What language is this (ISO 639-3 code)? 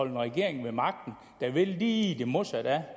dan